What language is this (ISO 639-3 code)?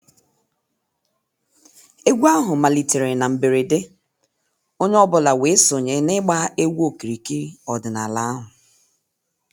ibo